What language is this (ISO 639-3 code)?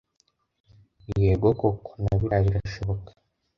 kin